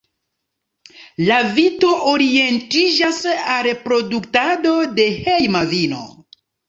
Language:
Esperanto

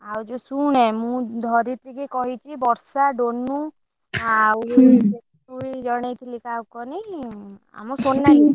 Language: Odia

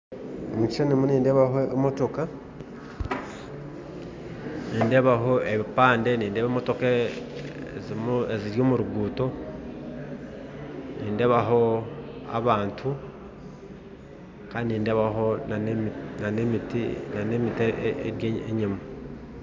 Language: Nyankole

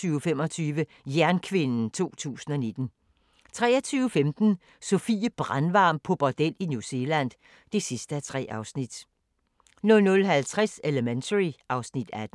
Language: Danish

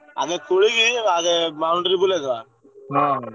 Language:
Odia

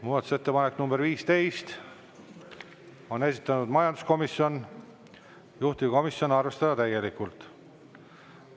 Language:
Estonian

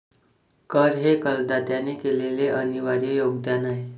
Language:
Marathi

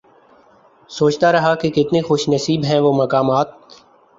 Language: Urdu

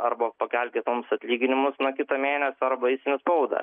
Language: Lithuanian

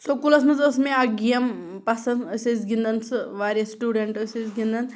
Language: Kashmiri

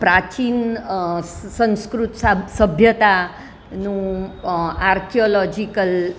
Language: Gujarati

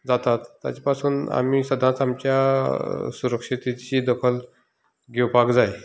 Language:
Konkani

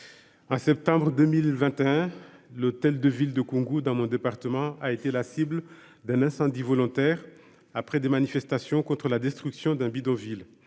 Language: French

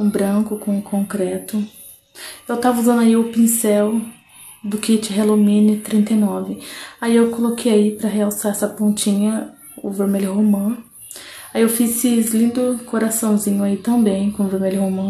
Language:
Portuguese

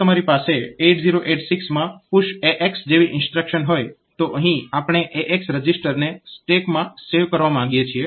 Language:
Gujarati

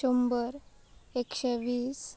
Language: Konkani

